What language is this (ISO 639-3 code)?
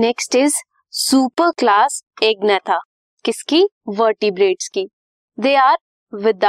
hin